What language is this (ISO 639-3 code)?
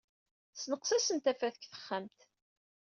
kab